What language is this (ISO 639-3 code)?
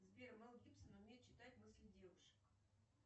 rus